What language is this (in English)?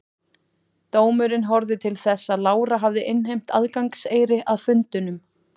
Icelandic